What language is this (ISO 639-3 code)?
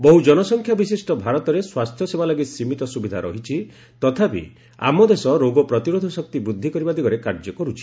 ori